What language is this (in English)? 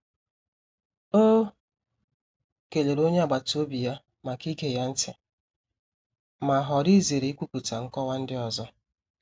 Igbo